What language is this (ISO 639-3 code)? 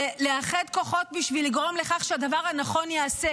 heb